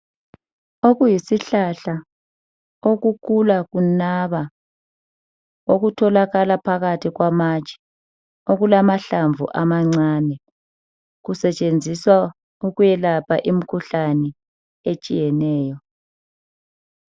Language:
North Ndebele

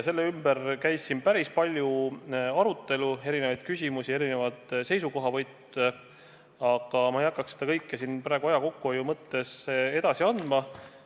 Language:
Estonian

